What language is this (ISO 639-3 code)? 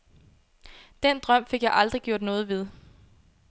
dan